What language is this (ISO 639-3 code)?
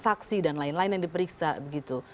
ind